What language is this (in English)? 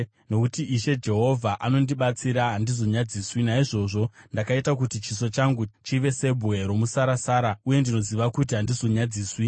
Shona